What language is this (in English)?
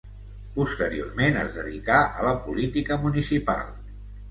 Catalan